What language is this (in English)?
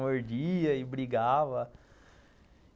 Portuguese